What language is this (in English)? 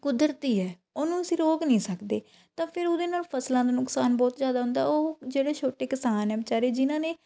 Punjabi